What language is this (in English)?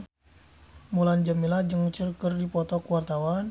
Sundanese